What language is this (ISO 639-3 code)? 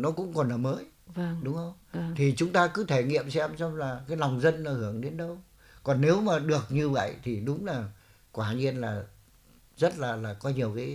vie